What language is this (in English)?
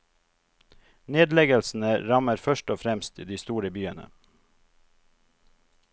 Norwegian